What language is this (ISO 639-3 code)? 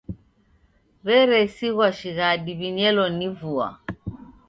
dav